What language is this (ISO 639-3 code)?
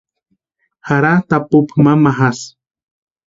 pua